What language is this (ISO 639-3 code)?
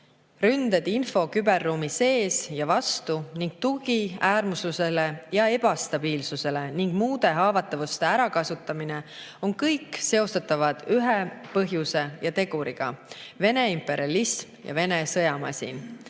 est